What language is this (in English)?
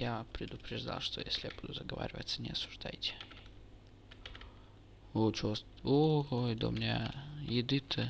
Russian